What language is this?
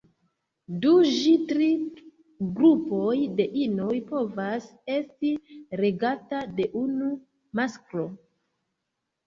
Esperanto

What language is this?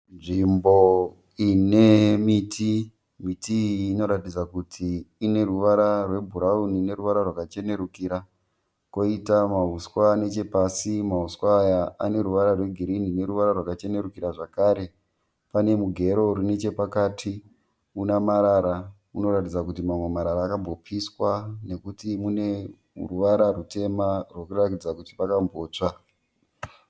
Shona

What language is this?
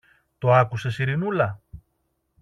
Greek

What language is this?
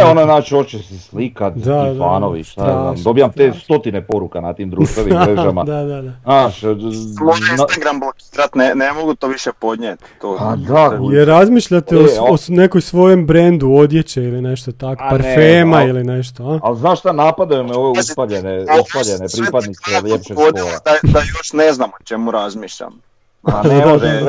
Croatian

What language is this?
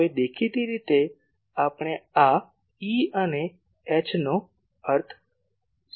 Gujarati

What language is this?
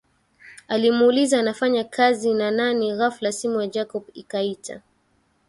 Swahili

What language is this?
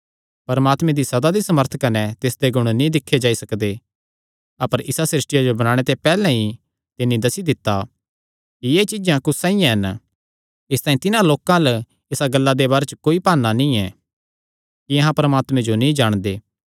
Kangri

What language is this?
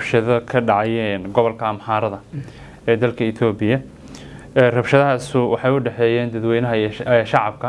Arabic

